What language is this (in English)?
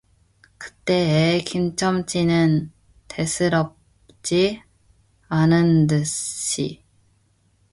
Korean